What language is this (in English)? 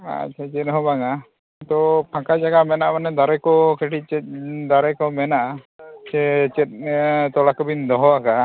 Santali